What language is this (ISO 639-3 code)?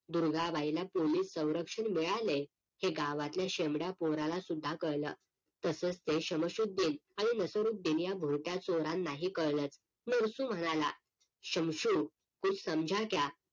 mar